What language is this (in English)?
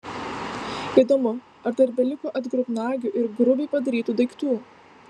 Lithuanian